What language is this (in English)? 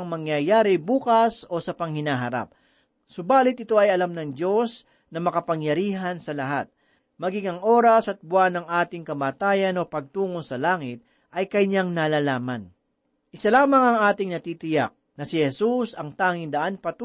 Filipino